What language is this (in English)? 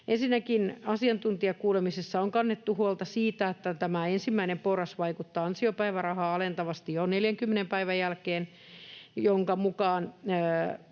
Finnish